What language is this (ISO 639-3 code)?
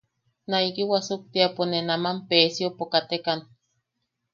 yaq